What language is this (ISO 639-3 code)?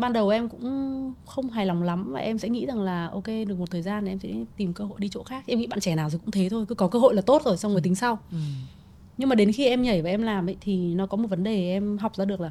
vie